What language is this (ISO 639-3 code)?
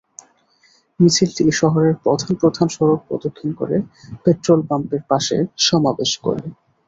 ben